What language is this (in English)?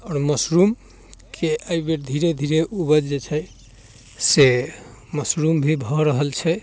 Maithili